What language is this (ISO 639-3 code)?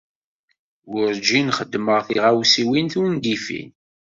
kab